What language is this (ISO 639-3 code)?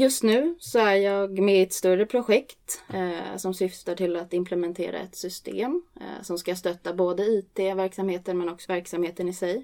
swe